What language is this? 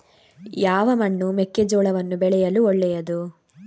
Kannada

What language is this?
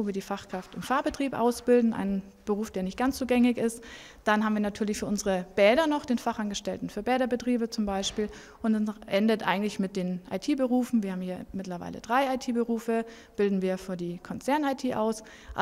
German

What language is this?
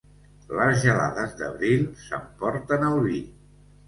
Catalan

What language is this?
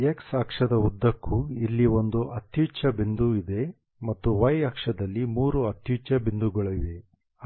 Kannada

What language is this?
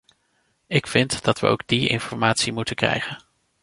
Dutch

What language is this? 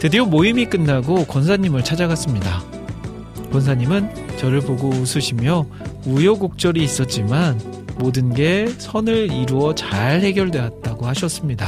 Korean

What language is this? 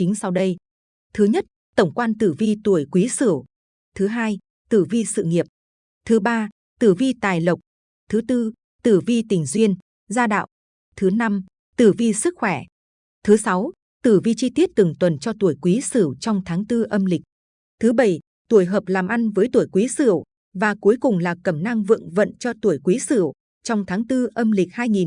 Vietnamese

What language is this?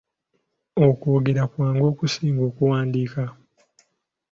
Ganda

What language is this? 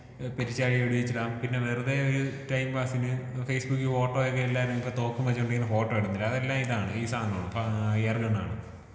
Malayalam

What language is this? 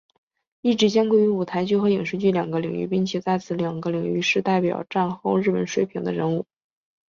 Chinese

